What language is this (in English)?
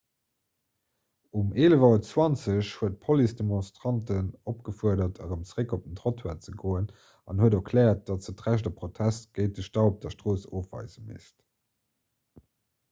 Luxembourgish